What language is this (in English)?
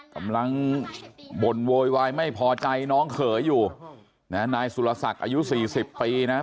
Thai